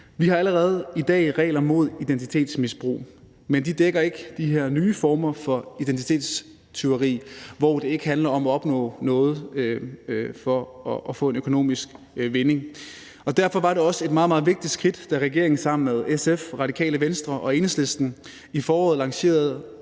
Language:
Danish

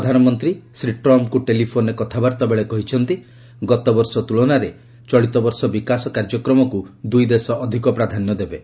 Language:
Odia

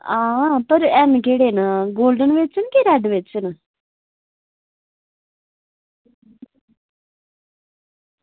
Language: Dogri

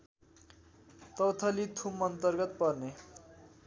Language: Nepali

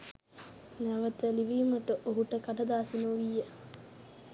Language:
Sinhala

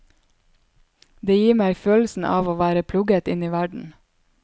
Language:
Norwegian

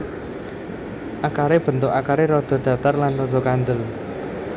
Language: Javanese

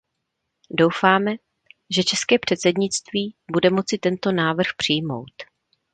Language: Czech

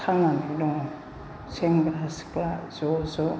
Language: Bodo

